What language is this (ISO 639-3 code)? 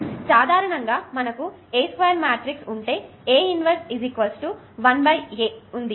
tel